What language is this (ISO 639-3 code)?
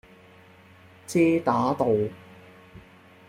yue